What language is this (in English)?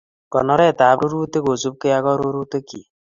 Kalenjin